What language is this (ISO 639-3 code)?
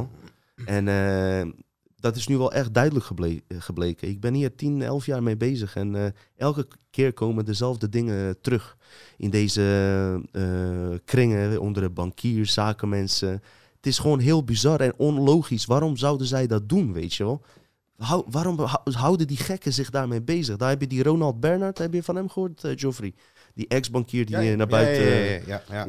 nld